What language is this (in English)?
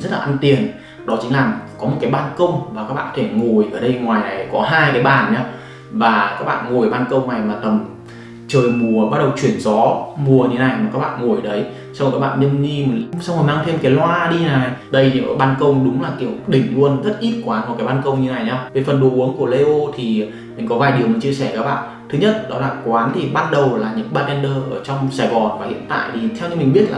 Vietnamese